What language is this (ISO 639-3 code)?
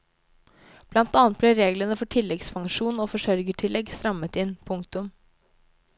nor